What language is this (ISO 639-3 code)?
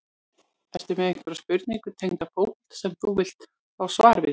isl